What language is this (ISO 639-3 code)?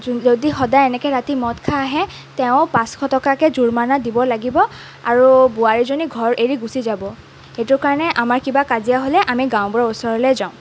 asm